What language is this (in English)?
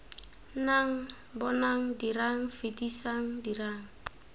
Tswana